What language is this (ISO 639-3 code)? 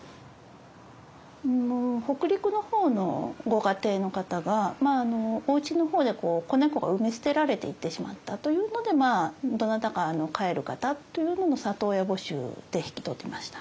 jpn